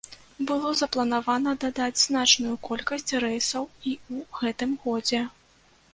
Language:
Belarusian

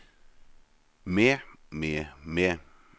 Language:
Norwegian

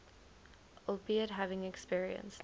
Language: English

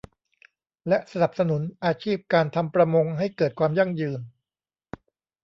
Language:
Thai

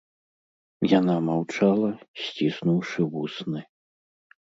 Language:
Belarusian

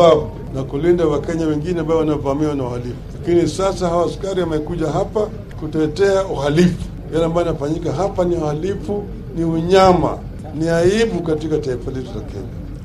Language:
Swahili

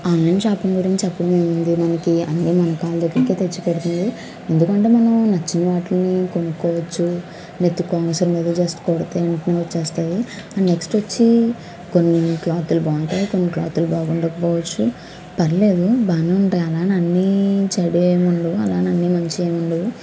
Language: Telugu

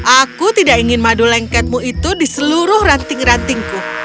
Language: Indonesian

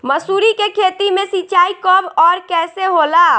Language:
Bhojpuri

